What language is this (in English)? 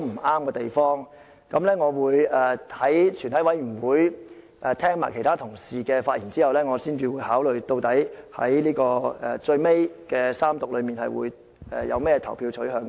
Cantonese